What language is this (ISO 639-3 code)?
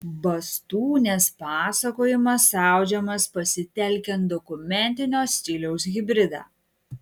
lit